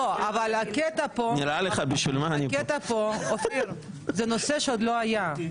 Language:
Hebrew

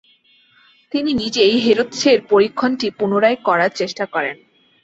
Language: Bangla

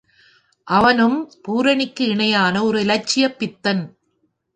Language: Tamil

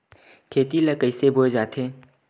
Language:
Chhattisgarhi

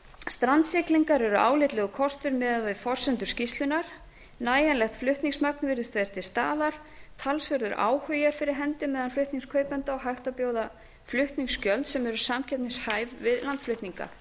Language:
Icelandic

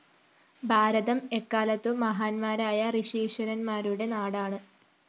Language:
Malayalam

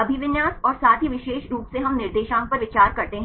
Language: Hindi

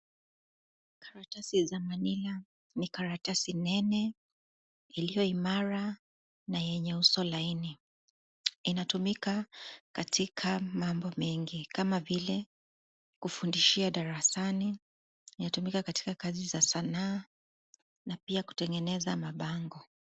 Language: Swahili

